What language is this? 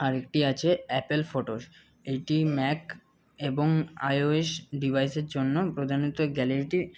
Bangla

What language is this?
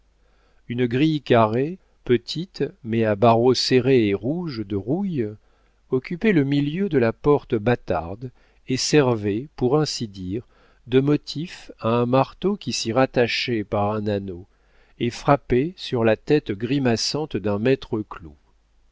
French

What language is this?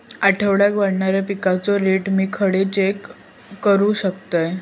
Marathi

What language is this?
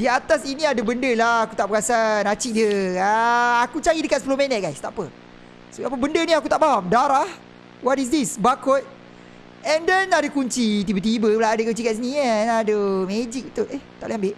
Malay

